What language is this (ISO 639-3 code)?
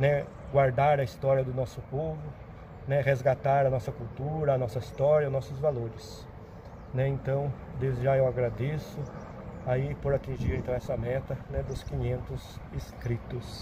por